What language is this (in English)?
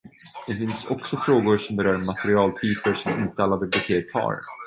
Swedish